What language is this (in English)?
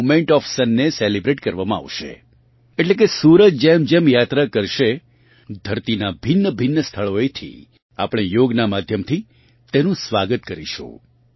Gujarati